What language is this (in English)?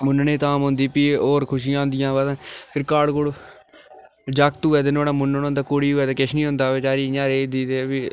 Dogri